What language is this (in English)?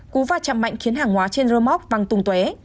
Vietnamese